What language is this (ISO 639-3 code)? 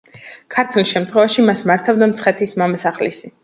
kat